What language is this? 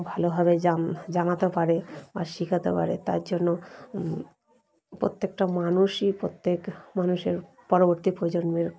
Bangla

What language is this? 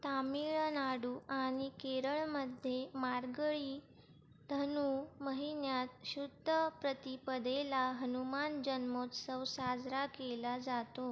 Marathi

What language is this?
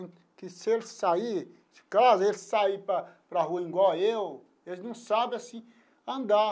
Portuguese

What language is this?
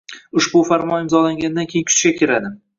Uzbek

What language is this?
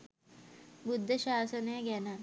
Sinhala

